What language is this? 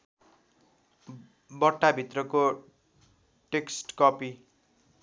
Nepali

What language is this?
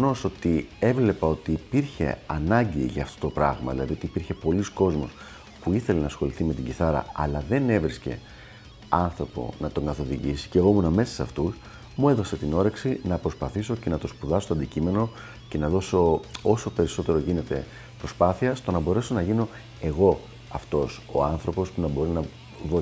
Greek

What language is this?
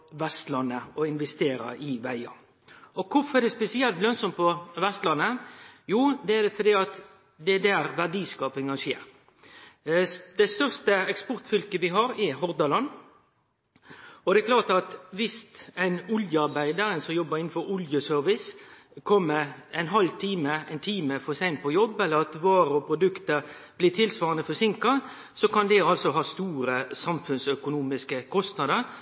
Norwegian Nynorsk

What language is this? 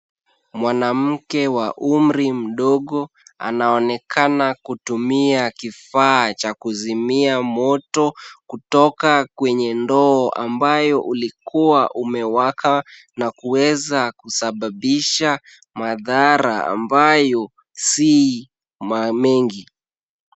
Swahili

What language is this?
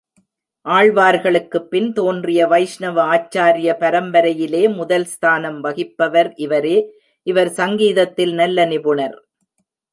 Tamil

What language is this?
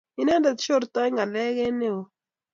Kalenjin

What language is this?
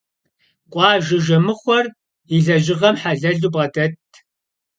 Kabardian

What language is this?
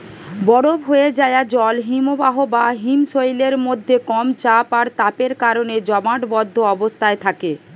Bangla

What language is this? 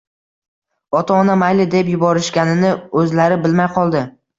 Uzbek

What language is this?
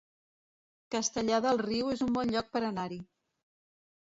Catalan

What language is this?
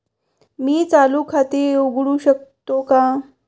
Marathi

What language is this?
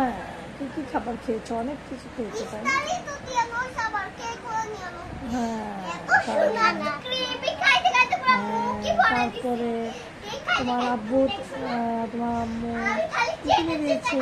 Romanian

